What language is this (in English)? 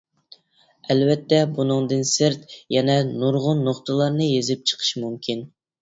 Uyghur